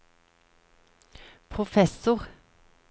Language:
Norwegian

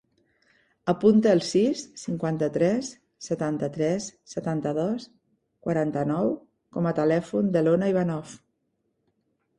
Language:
Catalan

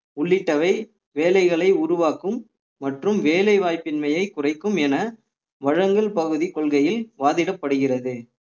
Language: Tamil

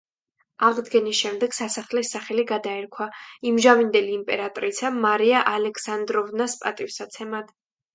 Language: Georgian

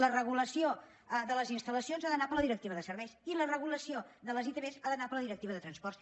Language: Catalan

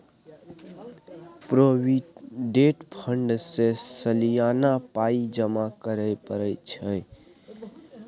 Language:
Maithili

